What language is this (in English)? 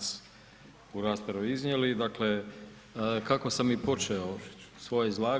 Croatian